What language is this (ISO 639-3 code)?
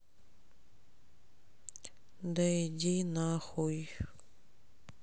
rus